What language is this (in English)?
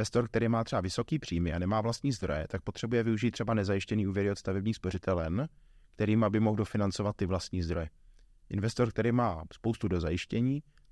Czech